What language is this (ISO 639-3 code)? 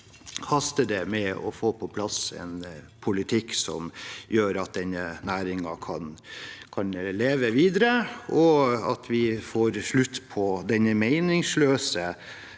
nor